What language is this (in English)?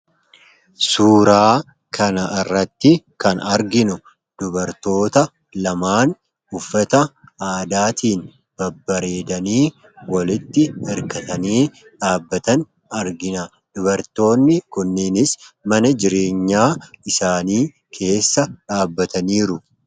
Oromo